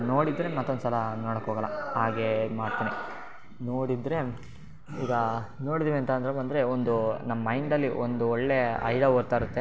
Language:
Kannada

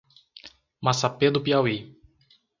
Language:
Portuguese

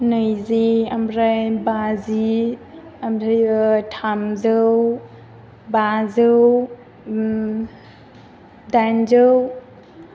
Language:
Bodo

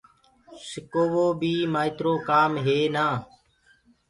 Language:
Gurgula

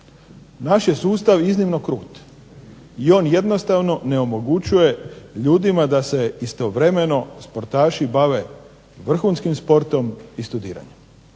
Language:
Croatian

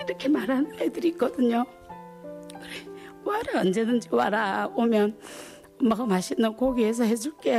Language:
Korean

